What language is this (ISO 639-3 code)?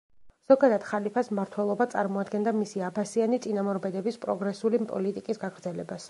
kat